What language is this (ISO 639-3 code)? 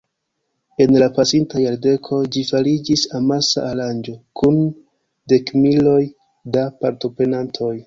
epo